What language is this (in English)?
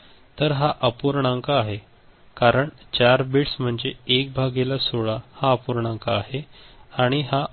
Marathi